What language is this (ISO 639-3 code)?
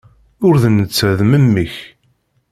kab